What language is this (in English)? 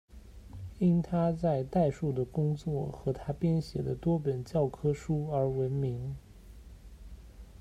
Chinese